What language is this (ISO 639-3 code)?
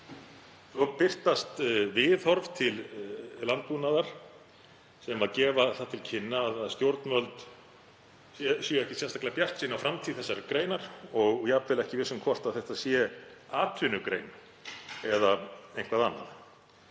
isl